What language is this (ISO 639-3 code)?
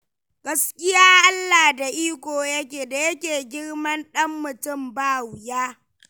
hau